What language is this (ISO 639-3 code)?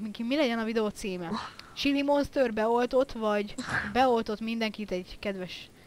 hun